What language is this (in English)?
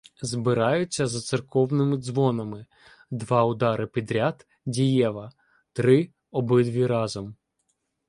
Ukrainian